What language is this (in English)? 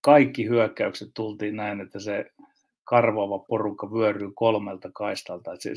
Finnish